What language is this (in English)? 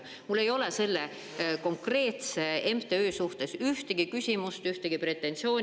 Estonian